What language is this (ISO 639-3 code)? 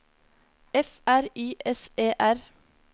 nor